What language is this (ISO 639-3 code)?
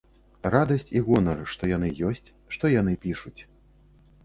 bel